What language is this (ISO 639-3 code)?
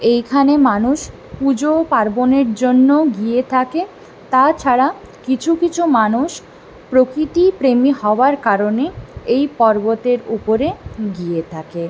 ben